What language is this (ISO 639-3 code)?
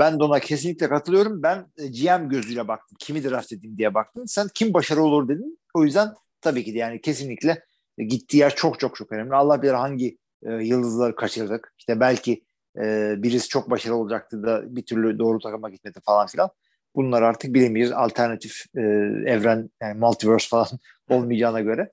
tur